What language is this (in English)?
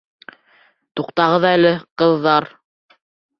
Bashkir